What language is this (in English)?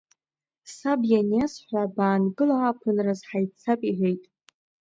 Abkhazian